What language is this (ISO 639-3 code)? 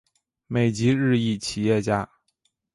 zho